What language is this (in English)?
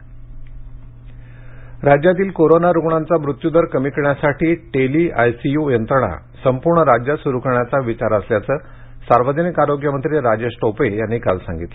Marathi